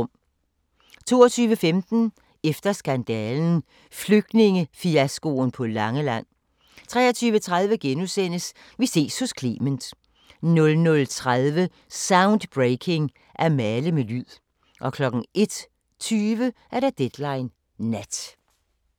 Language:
Danish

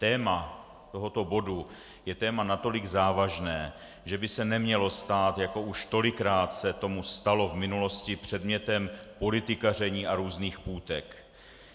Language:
Czech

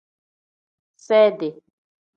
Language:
Tem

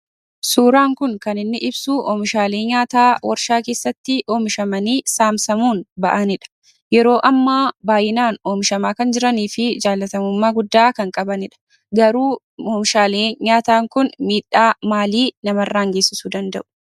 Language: Oromo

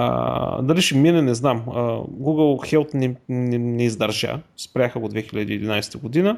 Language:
Bulgarian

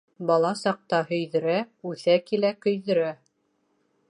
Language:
Bashkir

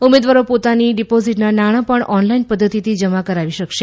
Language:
Gujarati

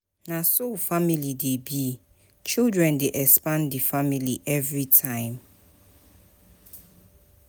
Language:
Nigerian Pidgin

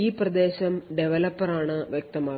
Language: Malayalam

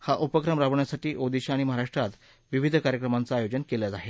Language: Marathi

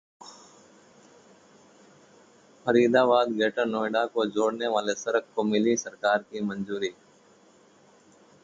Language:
Hindi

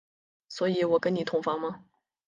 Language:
Chinese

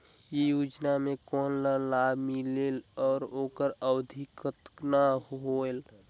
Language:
Chhattisgarhi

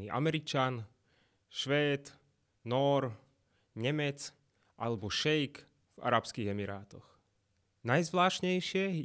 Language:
Slovak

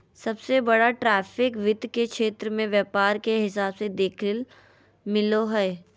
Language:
Magahi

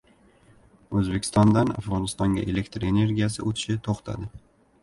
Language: Uzbek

